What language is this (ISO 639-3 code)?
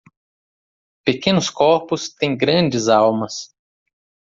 por